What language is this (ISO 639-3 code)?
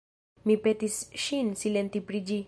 epo